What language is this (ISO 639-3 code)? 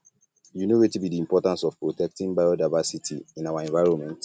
pcm